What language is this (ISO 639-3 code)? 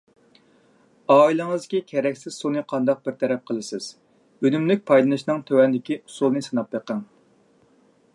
uig